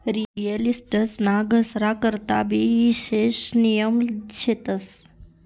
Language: Marathi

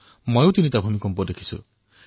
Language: Assamese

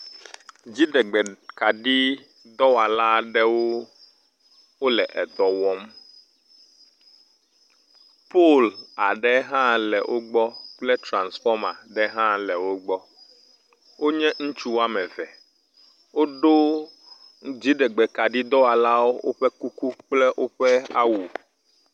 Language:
Ewe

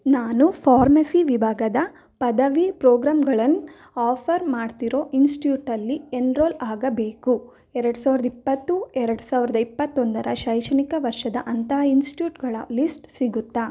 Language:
Kannada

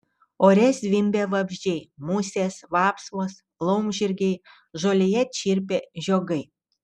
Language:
Lithuanian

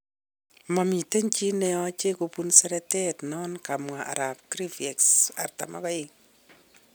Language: Kalenjin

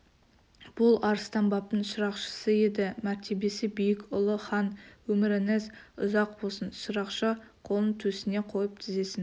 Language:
Kazakh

